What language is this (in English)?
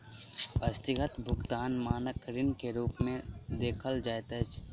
Maithili